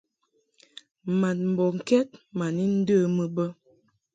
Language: Mungaka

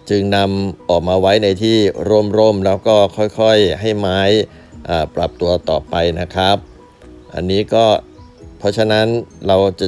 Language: Thai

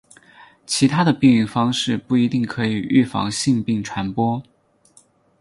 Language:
Chinese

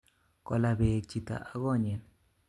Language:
Kalenjin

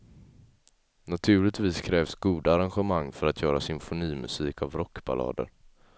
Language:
Swedish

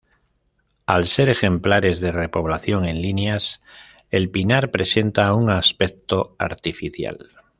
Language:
Spanish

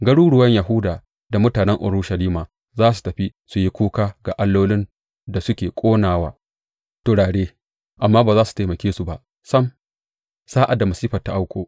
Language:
Hausa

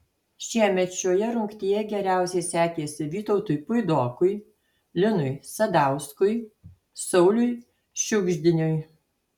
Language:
Lithuanian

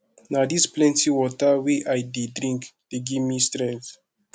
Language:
Nigerian Pidgin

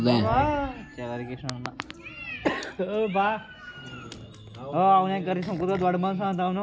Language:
Kannada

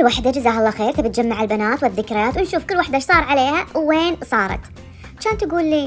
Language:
Arabic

